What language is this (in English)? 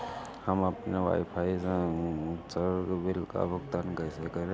Hindi